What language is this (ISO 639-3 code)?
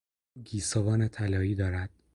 fas